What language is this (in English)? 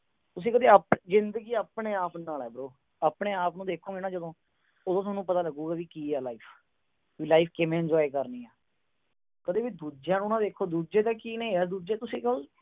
Punjabi